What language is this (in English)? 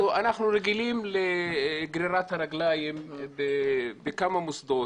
Hebrew